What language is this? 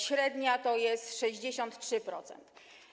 Polish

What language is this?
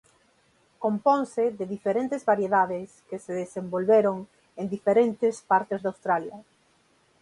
Galician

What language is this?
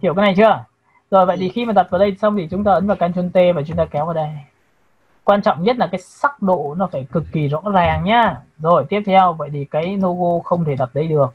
Vietnamese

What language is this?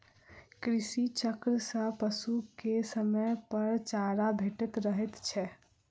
Maithili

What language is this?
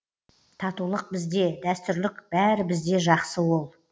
Kazakh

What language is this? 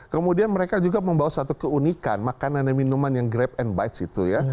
Indonesian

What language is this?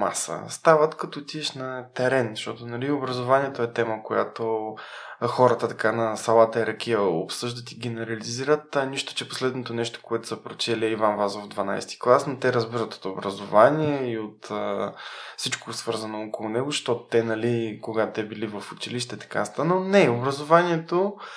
Bulgarian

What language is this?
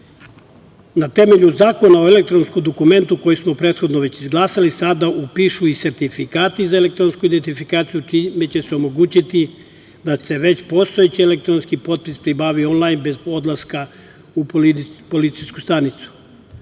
Serbian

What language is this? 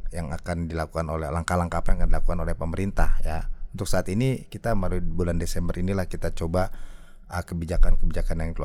Indonesian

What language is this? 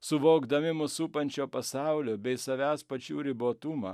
Lithuanian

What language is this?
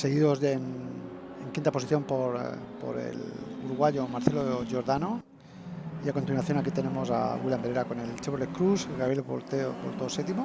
Spanish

